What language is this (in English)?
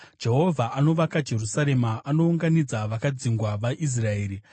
Shona